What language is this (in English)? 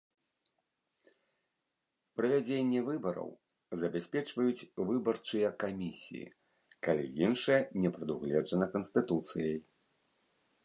Belarusian